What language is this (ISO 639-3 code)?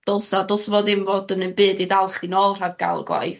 cym